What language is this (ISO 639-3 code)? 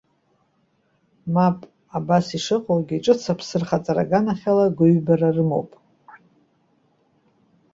abk